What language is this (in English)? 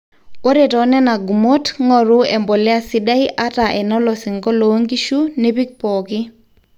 Masai